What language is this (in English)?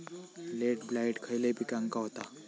Marathi